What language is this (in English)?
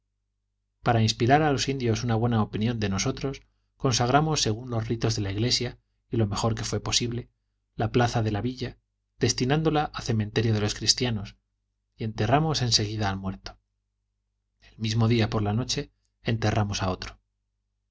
Spanish